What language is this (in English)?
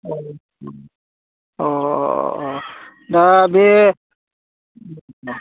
Bodo